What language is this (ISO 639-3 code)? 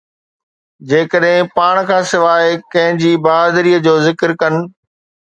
snd